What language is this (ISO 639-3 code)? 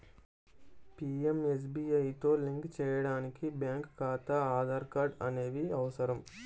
tel